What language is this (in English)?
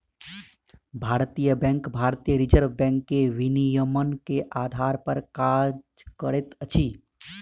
Maithili